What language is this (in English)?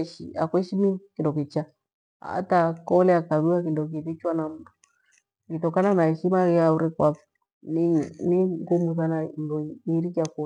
Gweno